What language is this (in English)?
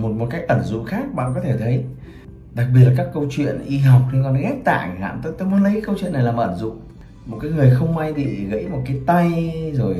Vietnamese